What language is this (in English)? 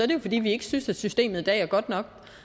Danish